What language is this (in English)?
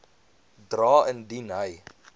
Afrikaans